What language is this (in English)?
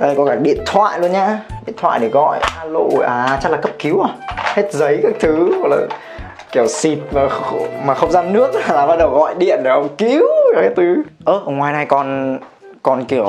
Vietnamese